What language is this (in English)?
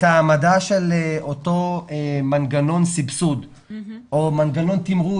Hebrew